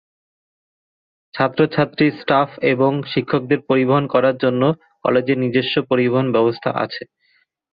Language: Bangla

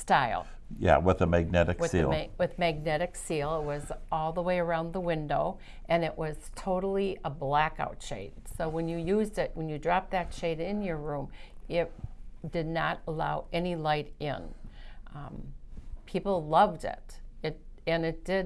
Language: English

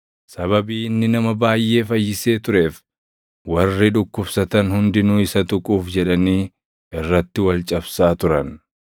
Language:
Oromo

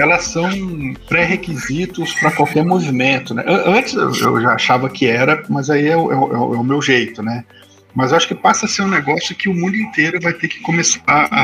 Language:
Portuguese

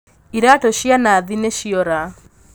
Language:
Kikuyu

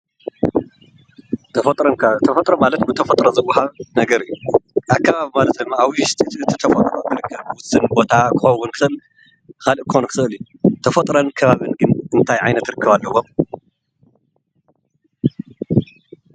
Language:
Tigrinya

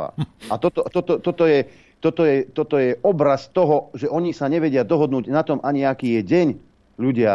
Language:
Slovak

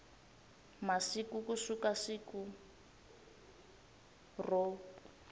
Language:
Tsonga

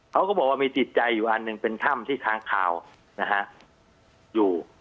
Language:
Thai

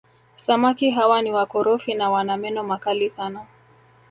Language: Swahili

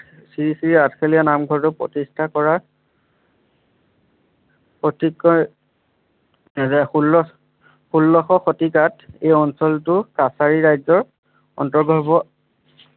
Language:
Assamese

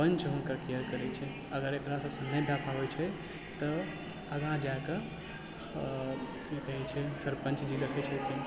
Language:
Maithili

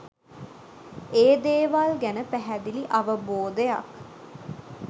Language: Sinhala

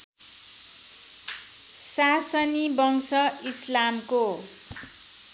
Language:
Nepali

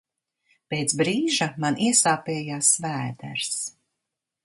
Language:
Latvian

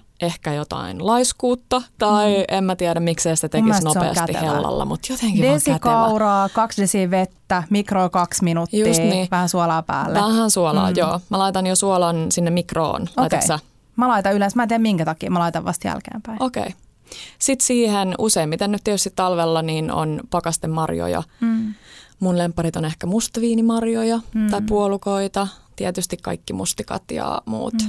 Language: Finnish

